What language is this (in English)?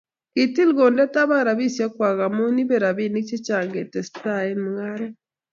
Kalenjin